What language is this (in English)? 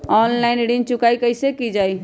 Magahi